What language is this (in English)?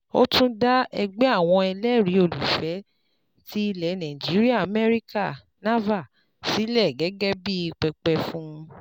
Yoruba